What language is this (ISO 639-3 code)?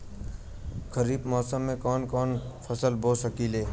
bho